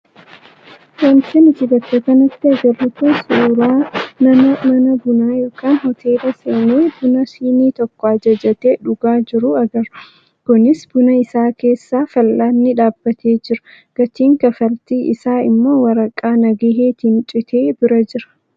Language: Oromo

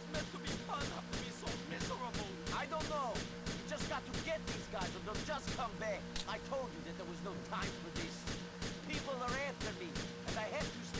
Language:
Turkish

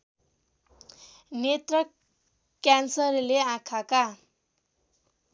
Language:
Nepali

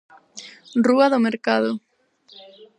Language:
Galician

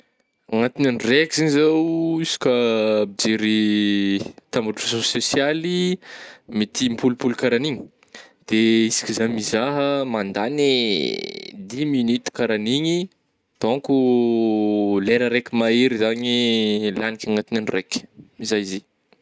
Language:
Northern Betsimisaraka Malagasy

